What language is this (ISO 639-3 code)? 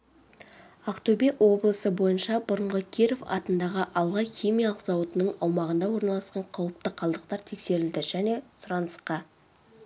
kaz